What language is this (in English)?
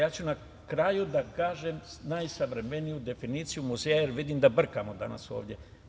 Serbian